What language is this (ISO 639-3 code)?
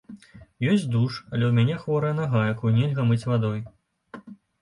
bel